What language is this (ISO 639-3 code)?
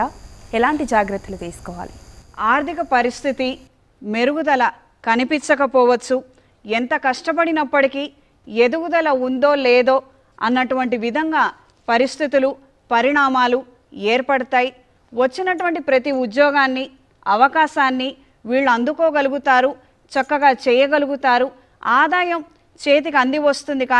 tel